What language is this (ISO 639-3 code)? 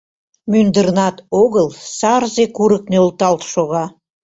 chm